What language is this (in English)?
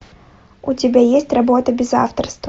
Russian